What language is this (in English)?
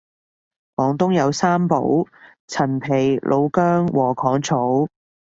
Cantonese